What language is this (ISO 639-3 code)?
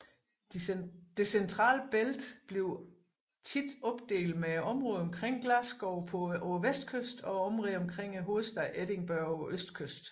dan